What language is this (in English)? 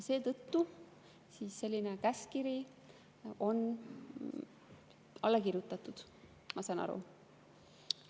Estonian